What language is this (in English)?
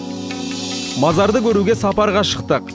Kazakh